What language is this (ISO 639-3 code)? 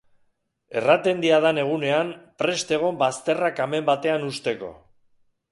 eus